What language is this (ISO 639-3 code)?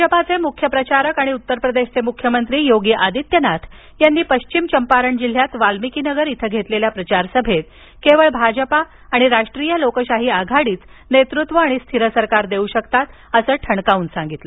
mar